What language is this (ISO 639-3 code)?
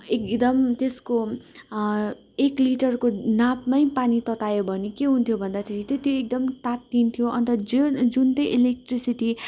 nep